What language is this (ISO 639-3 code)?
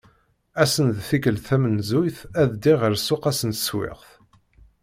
kab